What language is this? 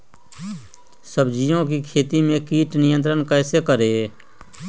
Magahi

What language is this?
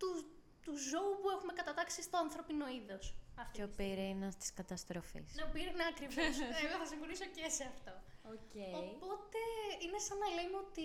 Greek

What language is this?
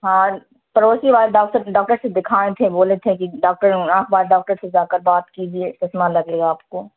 Urdu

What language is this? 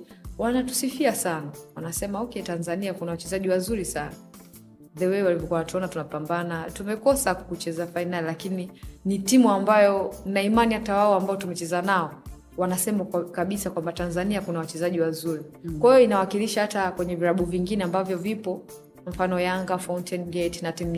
Swahili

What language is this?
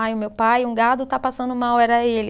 Portuguese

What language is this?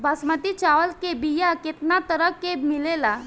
Bhojpuri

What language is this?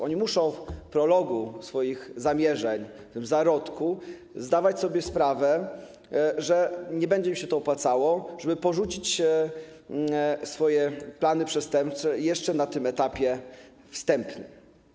Polish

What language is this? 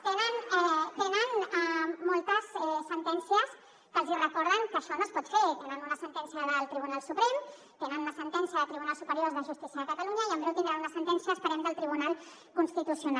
Catalan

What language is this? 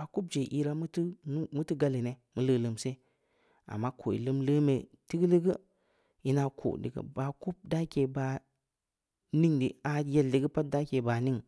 Samba Leko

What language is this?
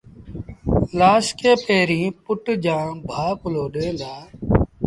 Sindhi Bhil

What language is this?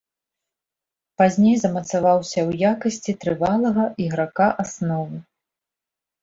Belarusian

